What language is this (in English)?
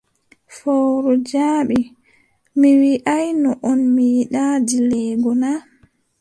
Adamawa Fulfulde